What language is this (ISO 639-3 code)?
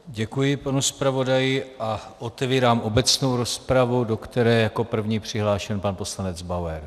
ces